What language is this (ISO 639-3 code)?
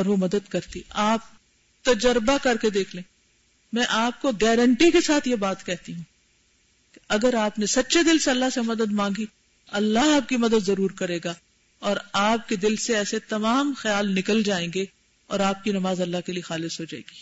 urd